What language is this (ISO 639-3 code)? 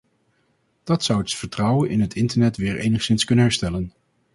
nld